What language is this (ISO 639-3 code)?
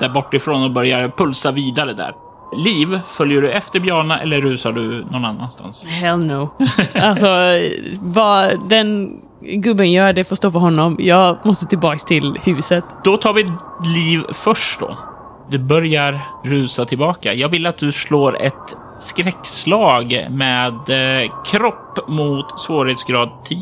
swe